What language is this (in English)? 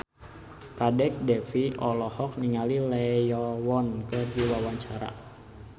Sundanese